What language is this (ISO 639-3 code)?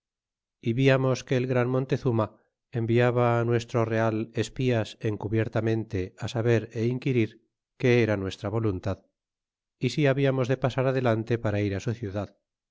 spa